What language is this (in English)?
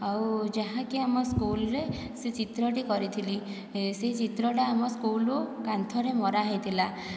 Odia